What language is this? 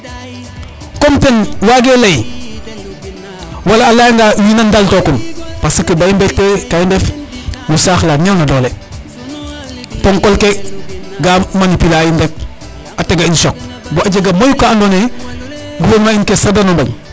Serer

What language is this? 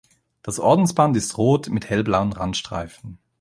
German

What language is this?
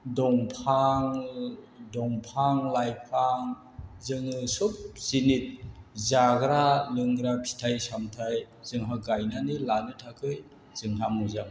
Bodo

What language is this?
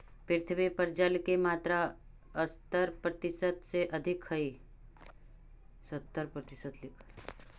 Magahi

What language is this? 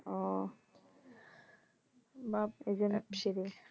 Bangla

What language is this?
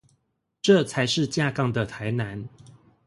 Chinese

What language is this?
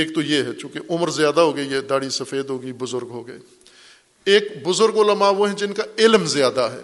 Urdu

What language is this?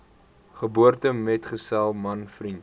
Afrikaans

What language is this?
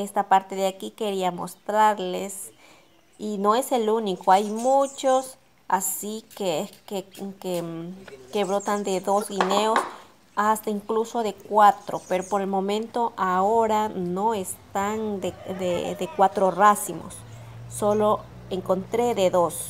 Spanish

